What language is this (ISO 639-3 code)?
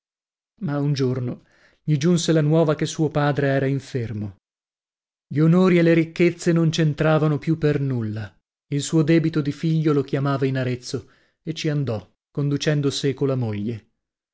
ita